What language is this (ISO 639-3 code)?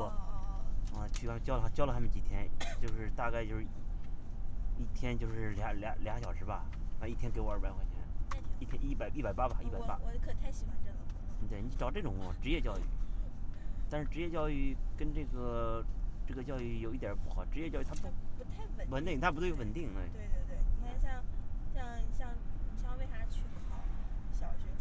zho